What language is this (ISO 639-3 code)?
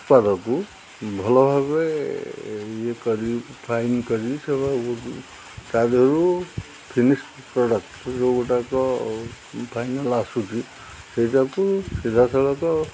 ori